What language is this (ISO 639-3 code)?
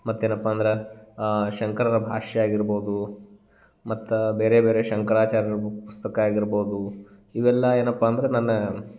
kan